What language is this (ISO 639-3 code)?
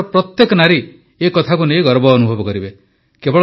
ori